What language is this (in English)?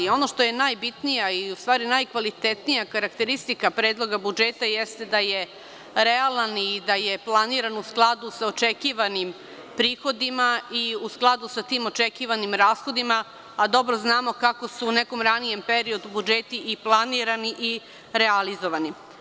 Serbian